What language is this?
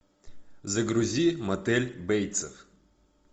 Russian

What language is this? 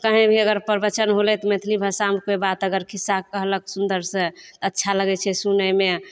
Maithili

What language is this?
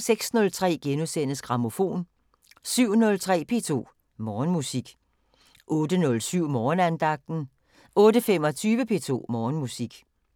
Danish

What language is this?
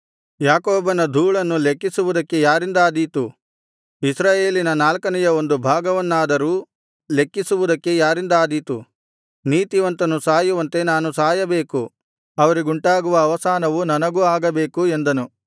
Kannada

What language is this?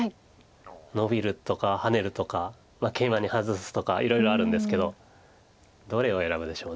Japanese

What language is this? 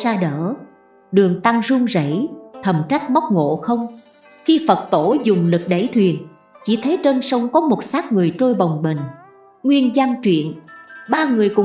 Vietnamese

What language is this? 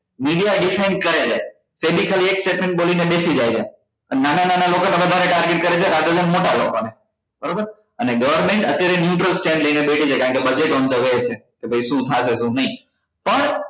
Gujarati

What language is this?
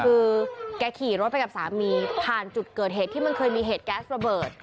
Thai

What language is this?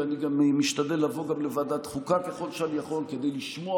Hebrew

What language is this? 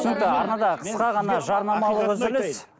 Kazakh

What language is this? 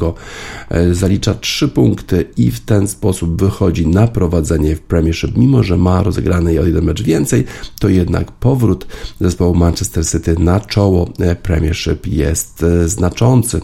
Polish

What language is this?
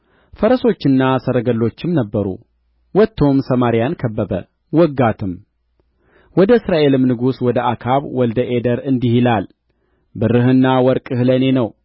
Amharic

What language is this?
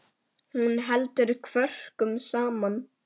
Icelandic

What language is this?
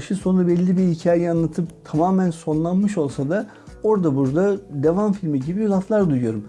Turkish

